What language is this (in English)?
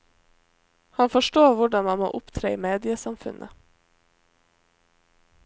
Norwegian